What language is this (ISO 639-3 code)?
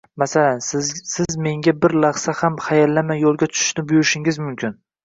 uzb